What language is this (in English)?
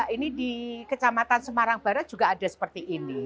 Indonesian